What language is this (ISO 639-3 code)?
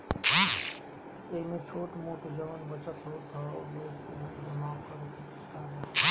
bho